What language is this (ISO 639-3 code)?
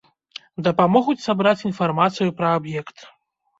bel